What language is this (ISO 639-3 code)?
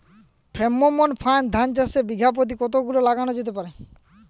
ben